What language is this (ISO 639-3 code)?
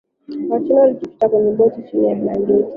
swa